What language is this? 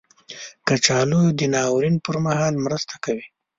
Pashto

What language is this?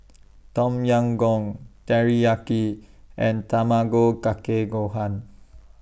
English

